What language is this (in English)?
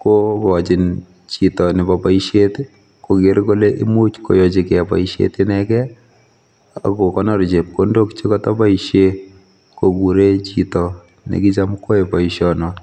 Kalenjin